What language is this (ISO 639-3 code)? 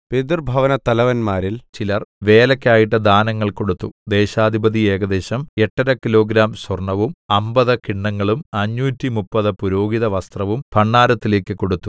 mal